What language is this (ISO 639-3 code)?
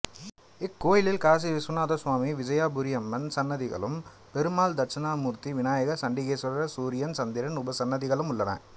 tam